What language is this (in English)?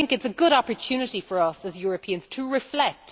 English